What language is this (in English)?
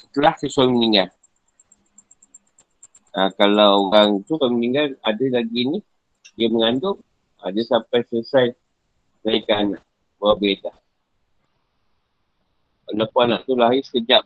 Malay